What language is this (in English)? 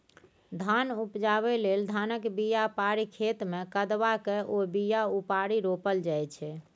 Maithili